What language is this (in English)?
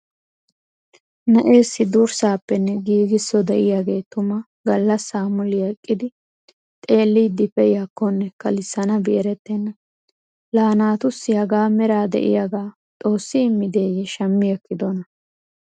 Wolaytta